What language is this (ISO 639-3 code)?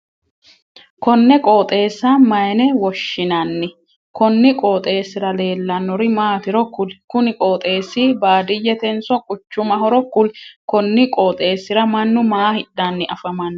sid